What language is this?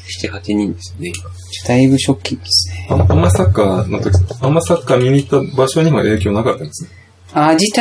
Japanese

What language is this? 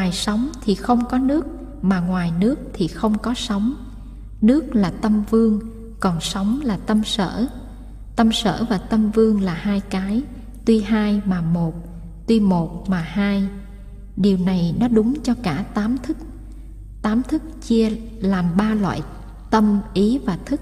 Vietnamese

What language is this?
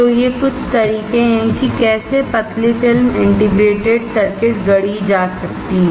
Hindi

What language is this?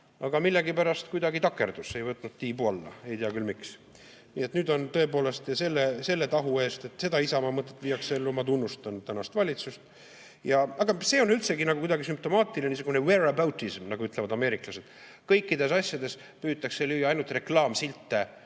Estonian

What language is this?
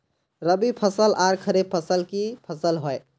Magahi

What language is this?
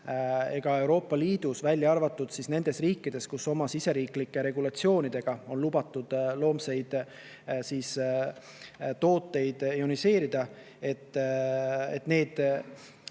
Estonian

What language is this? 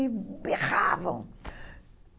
Portuguese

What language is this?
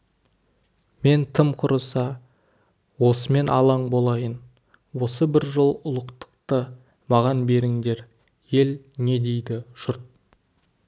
Kazakh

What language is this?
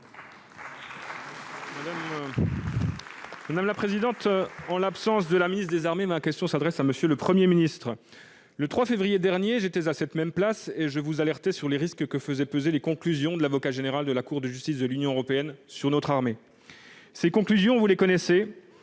French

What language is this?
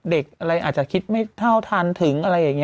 Thai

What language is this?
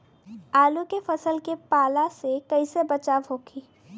Bhojpuri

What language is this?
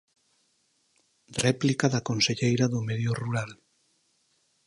Galician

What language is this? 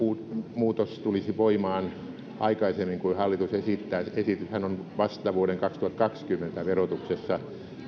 Finnish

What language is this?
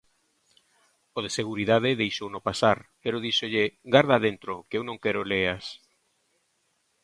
Galician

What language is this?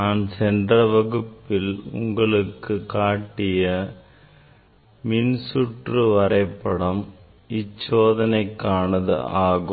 Tamil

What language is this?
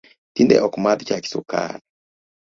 Luo (Kenya and Tanzania)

